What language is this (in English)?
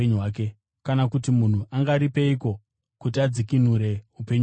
Shona